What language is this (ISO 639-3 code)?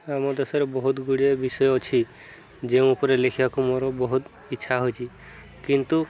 ori